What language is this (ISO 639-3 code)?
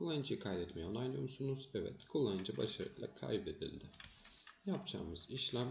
tur